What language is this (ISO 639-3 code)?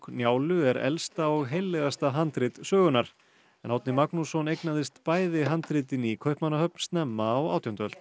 isl